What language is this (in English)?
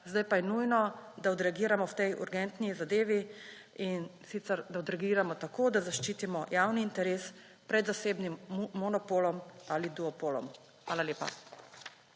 Slovenian